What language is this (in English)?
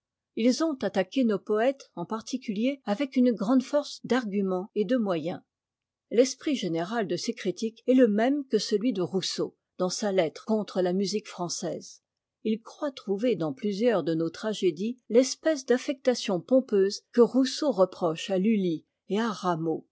French